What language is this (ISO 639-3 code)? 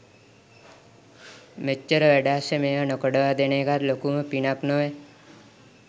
sin